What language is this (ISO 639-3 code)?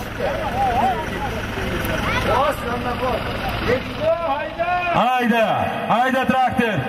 tur